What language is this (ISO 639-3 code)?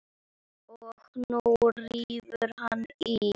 isl